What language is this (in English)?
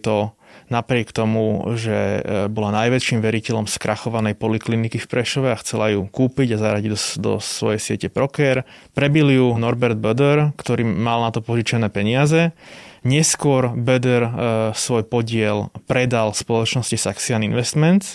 Slovak